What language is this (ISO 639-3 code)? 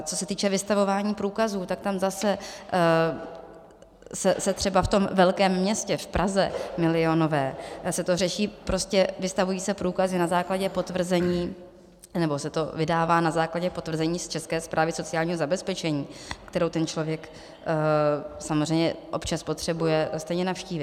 ces